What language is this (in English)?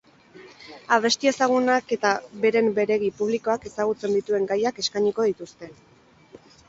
Basque